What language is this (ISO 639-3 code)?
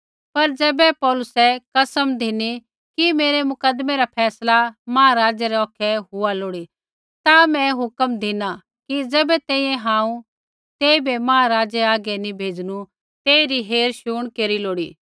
kfx